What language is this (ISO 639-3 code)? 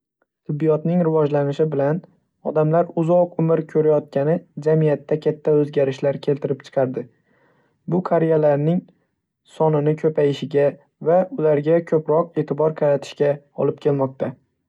uzb